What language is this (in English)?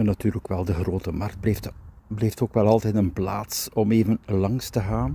Dutch